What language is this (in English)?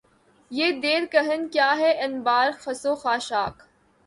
Urdu